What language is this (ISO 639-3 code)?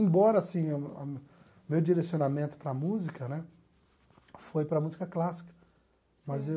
por